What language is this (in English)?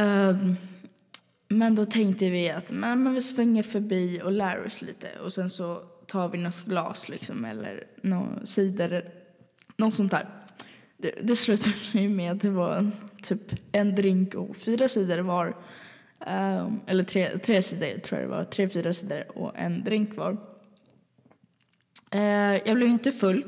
Swedish